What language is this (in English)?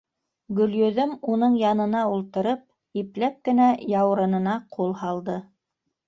Bashkir